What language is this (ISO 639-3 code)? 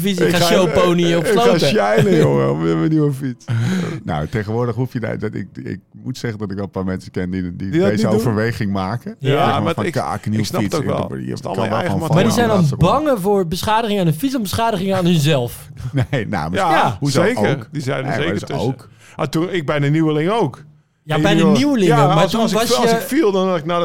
nld